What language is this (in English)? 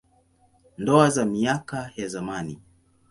Swahili